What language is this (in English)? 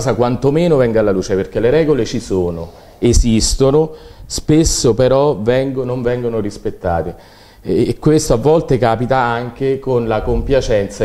Italian